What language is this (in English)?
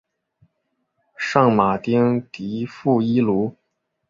Chinese